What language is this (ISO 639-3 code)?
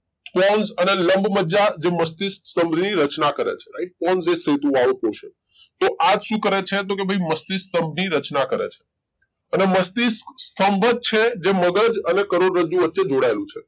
guj